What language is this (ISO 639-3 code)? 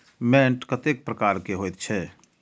mai